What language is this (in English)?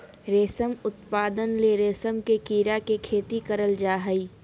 Magahi